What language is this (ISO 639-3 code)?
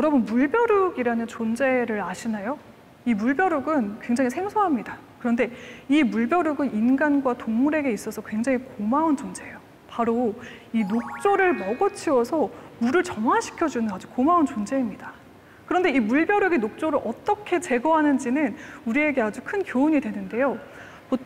kor